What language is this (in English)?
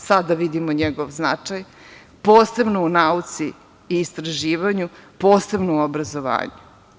Serbian